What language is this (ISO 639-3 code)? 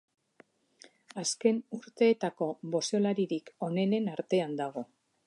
eus